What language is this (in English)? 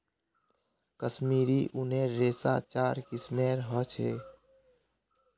Magahi